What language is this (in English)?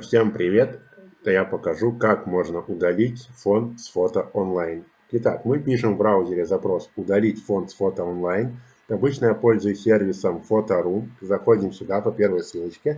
Russian